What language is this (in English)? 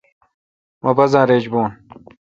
Kalkoti